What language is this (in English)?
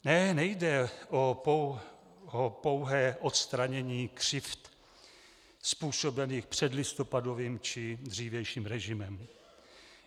Czech